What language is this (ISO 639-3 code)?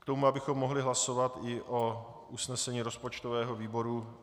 ces